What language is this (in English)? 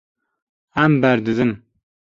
Kurdish